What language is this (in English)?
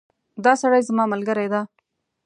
Pashto